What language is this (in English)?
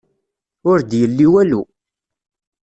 Kabyle